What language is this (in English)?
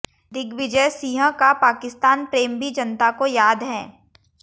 Hindi